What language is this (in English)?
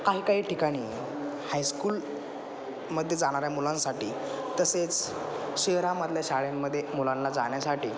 Marathi